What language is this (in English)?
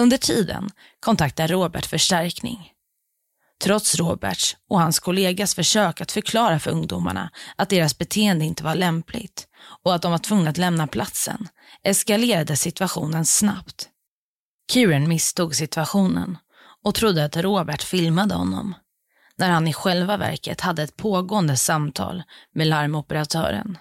Swedish